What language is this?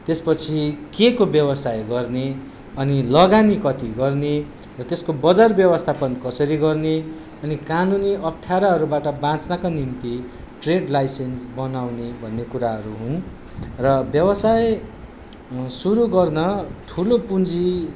Nepali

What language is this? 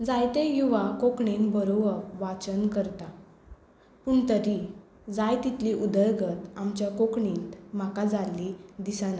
Konkani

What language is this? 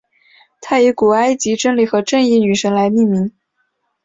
Chinese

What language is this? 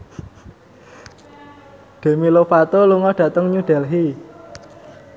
Javanese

